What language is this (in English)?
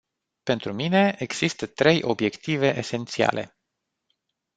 Romanian